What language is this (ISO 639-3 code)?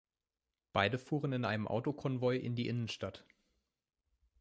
deu